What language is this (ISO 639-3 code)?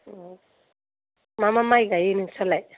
brx